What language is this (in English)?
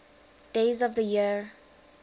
English